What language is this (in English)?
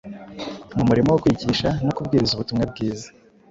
Kinyarwanda